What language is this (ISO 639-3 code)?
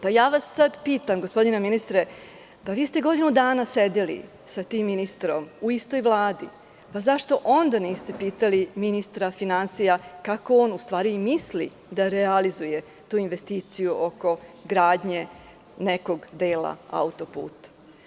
srp